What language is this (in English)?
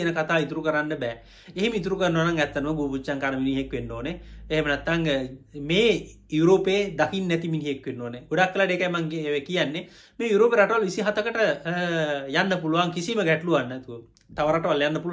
Indonesian